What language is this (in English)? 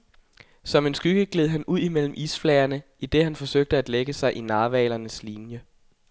Danish